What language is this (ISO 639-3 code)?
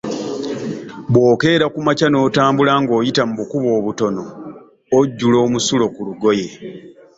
lug